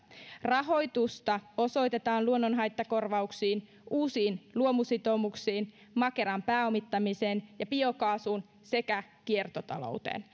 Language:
Finnish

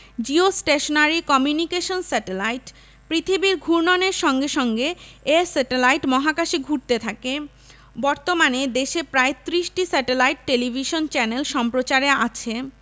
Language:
Bangla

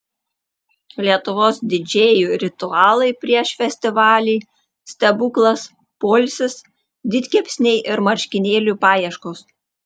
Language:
Lithuanian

